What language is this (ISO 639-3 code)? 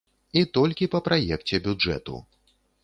bel